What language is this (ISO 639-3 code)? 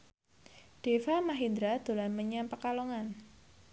jav